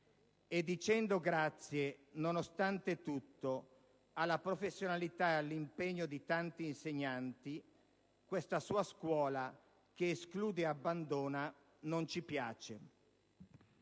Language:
Italian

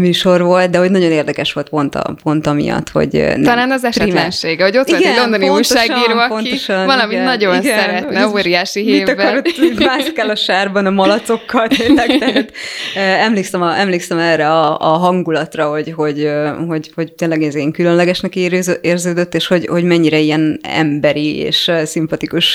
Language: Hungarian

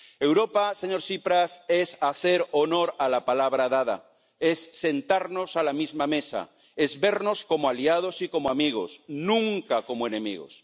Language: Spanish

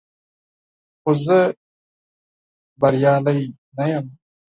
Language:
Pashto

